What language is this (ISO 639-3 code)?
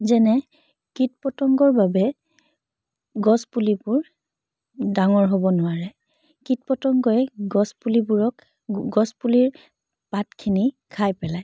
asm